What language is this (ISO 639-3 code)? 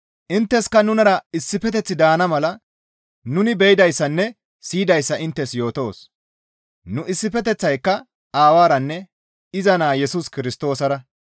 gmv